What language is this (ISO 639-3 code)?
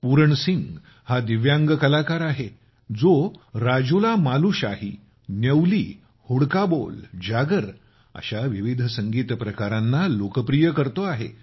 mar